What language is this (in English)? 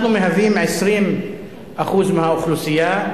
Hebrew